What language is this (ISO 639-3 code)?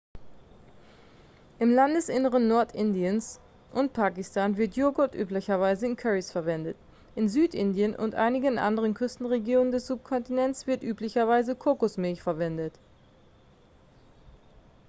deu